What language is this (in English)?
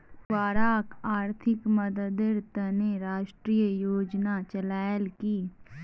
Magahi